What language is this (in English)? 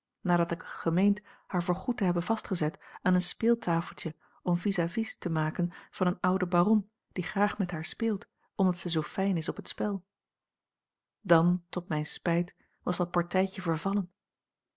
Dutch